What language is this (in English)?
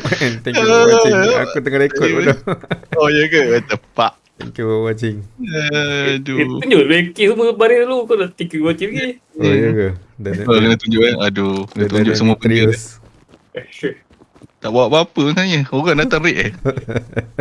Malay